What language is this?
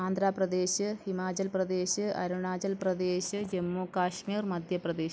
Malayalam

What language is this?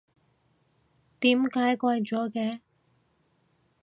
Cantonese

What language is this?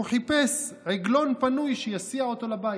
Hebrew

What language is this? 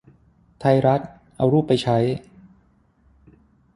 Thai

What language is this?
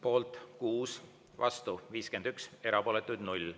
Estonian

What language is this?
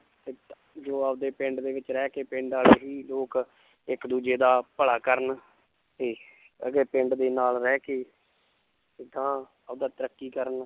Punjabi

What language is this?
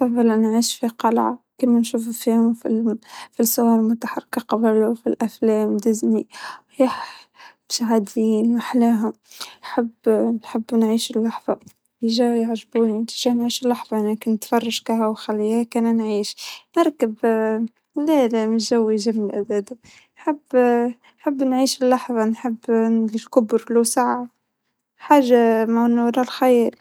Tunisian Arabic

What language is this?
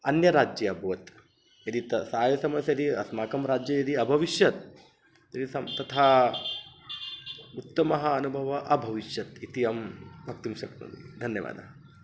Sanskrit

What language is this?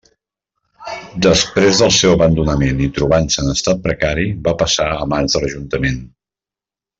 Catalan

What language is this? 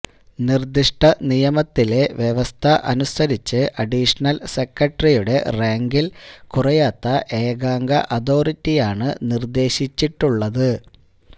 Malayalam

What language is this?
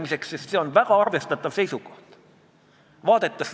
Estonian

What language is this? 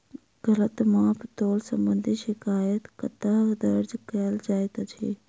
Maithili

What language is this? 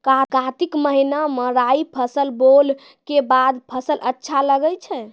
Maithili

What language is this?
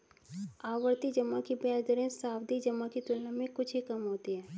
Hindi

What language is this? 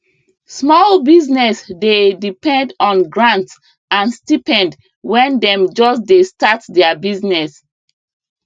Nigerian Pidgin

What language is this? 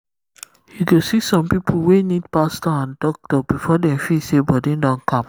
Nigerian Pidgin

